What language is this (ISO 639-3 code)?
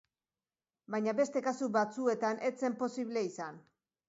eus